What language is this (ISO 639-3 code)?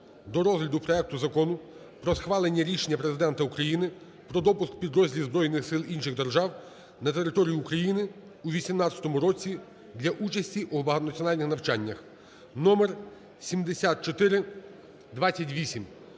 ukr